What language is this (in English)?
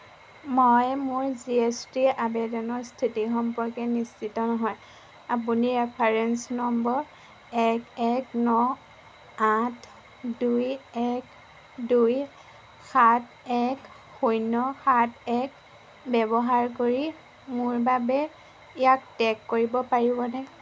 Assamese